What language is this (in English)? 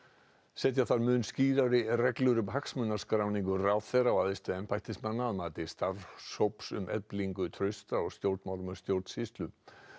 Icelandic